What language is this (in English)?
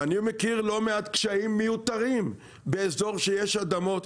Hebrew